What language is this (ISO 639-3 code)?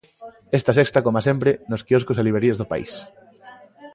glg